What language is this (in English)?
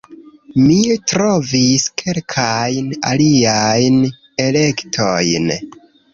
Esperanto